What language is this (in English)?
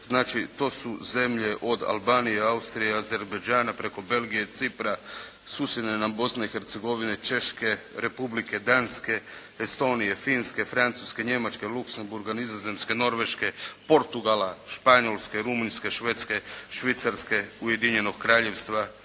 Croatian